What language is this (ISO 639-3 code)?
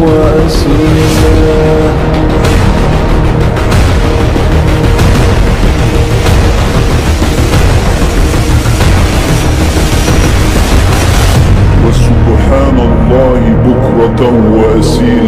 ara